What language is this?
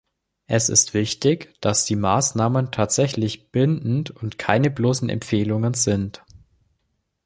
German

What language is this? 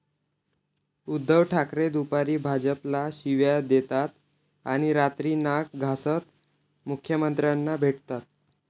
Marathi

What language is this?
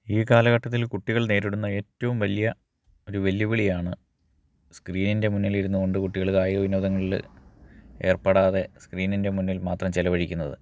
Malayalam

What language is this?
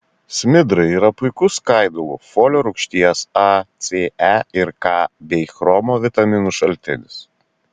Lithuanian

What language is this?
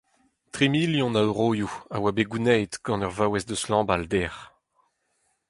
Breton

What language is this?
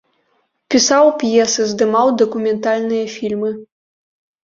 Belarusian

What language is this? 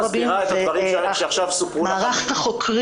Hebrew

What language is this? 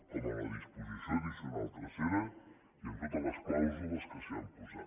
Catalan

